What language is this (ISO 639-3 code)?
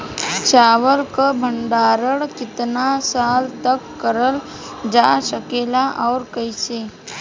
bho